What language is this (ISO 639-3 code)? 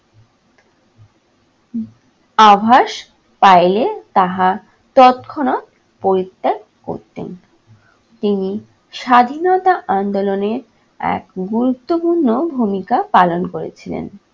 ben